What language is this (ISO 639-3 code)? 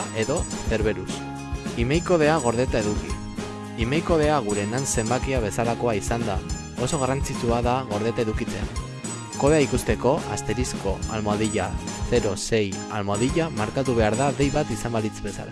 eus